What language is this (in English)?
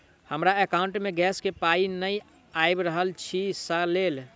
Maithili